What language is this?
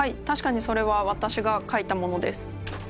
Japanese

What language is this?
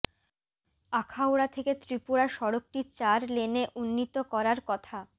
Bangla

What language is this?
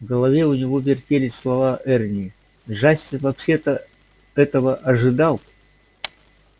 Russian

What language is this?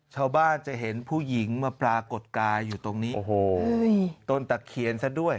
Thai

